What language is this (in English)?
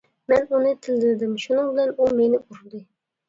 Uyghur